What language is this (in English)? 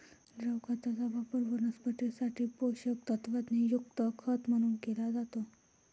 Marathi